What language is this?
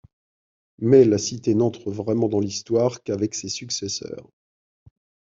French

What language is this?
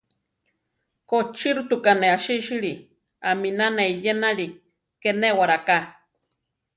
Central Tarahumara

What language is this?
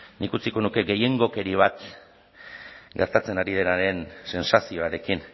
Basque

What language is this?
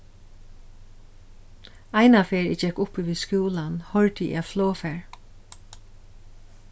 Faroese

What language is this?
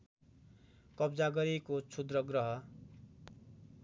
Nepali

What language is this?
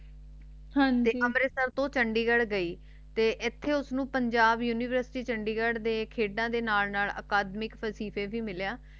Punjabi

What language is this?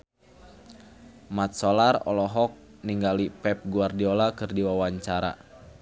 Sundanese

